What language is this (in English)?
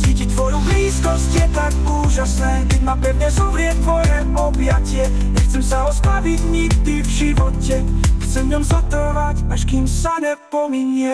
Slovak